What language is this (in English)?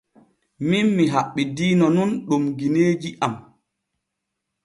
Borgu Fulfulde